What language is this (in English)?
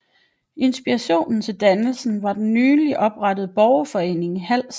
Danish